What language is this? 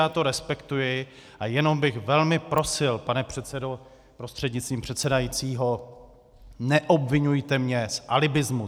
Czech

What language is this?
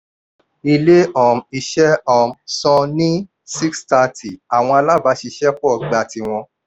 Yoruba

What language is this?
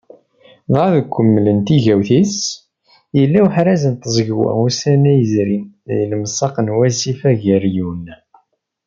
Kabyle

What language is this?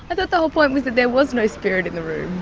English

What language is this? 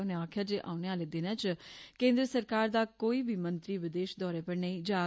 Dogri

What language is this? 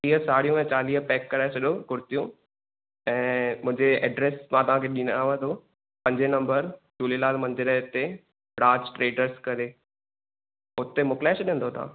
Sindhi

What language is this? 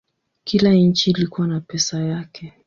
Swahili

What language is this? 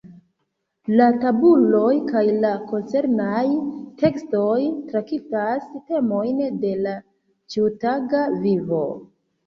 Esperanto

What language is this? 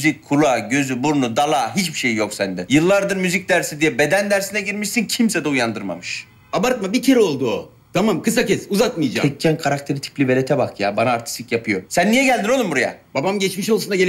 Turkish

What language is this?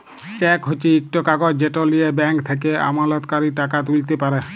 Bangla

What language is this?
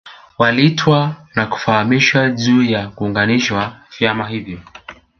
Swahili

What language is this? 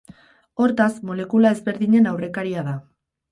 Basque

